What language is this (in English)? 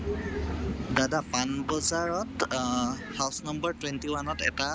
Assamese